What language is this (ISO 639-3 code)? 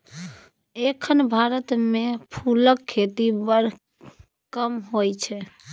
mai